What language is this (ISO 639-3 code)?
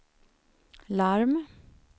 swe